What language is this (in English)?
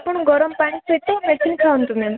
Odia